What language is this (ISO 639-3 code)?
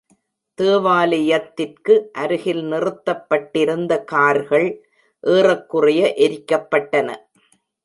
tam